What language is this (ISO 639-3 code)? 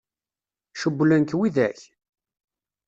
kab